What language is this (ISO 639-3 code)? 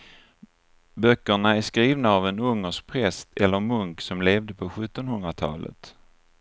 swe